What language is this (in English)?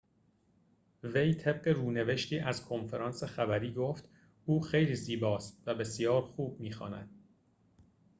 Persian